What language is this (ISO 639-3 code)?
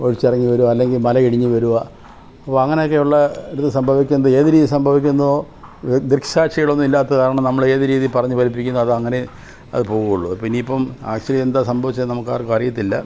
mal